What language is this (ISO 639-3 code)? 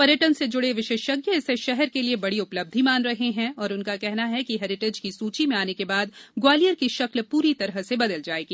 hin